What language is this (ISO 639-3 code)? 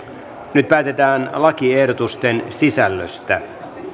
fin